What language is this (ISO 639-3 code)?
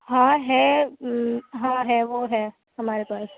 urd